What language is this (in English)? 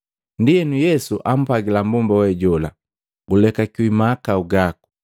Matengo